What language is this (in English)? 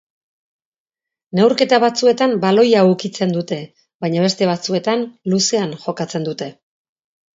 Basque